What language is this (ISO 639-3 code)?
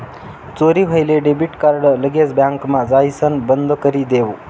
mar